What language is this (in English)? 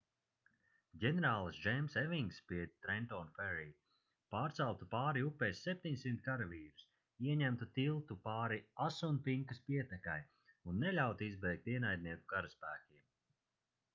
Latvian